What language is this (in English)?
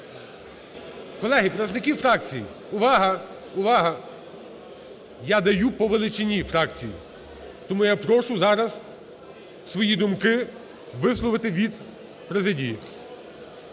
Ukrainian